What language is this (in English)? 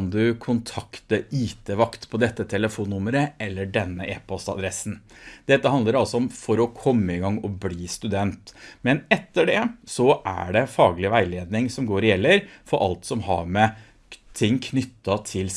Norwegian